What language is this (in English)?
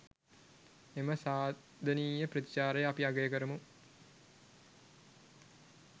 Sinhala